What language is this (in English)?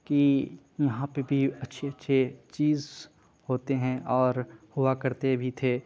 Urdu